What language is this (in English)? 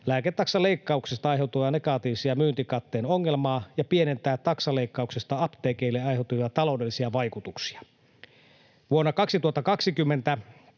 Finnish